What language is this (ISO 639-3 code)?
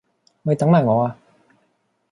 yue